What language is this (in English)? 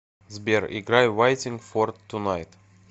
Russian